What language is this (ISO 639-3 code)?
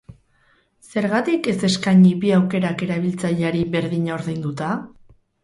eus